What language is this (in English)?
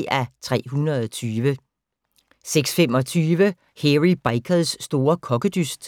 Danish